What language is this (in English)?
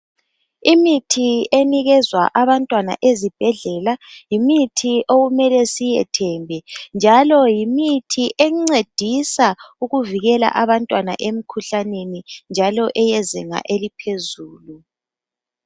North Ndebele